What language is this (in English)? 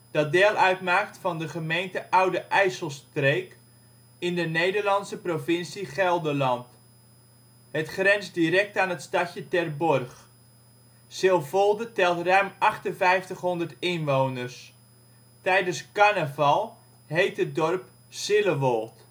Dutch